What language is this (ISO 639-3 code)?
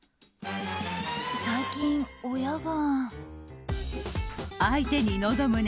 jpn